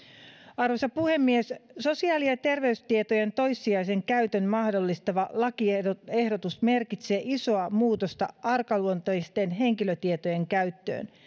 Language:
Finnish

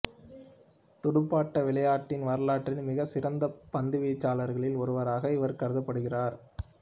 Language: Tamil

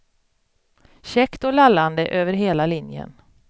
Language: Swedish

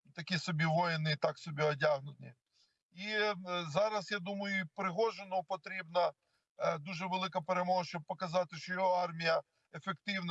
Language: Ukrainian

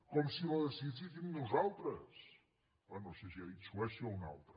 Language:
Catalan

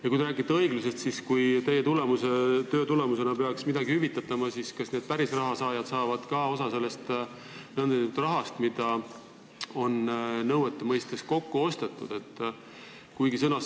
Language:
Estonian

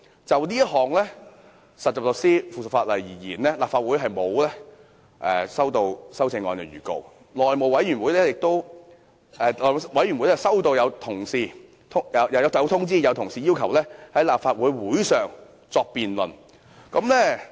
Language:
Cantonese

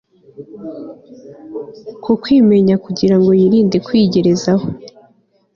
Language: Kinyarwanda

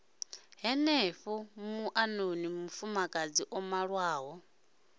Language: Venda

